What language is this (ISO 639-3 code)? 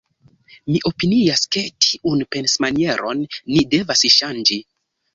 epo